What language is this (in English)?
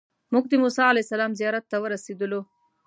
Pashto